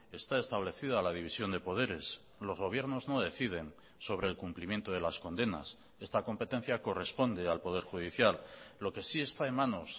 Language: Spanish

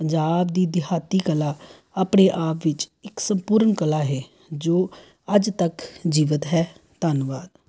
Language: Punjabi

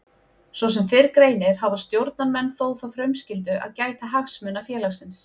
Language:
Icelandic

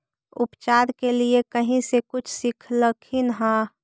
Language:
Magahi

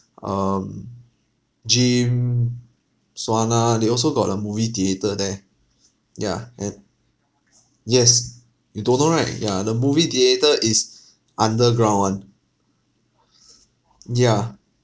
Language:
English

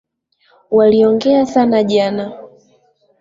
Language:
Swahili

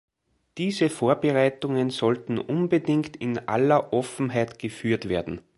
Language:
German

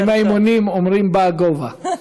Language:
Hebrew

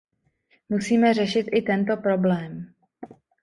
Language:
Czech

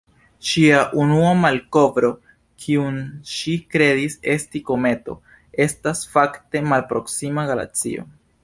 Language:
Esperanto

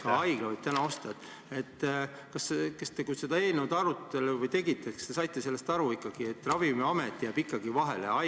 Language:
Estonian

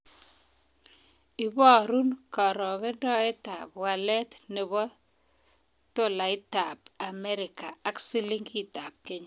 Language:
Kalenjin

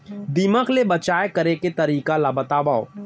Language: Chhattisgarhi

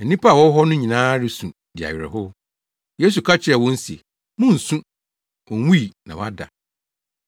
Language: Akan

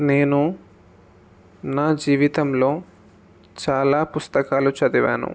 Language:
Telugu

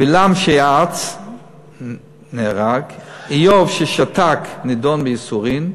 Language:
Hebrew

